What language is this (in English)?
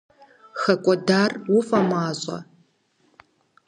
Kabardian